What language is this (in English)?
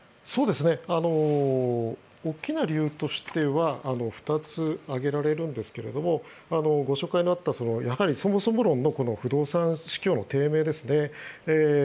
Japanese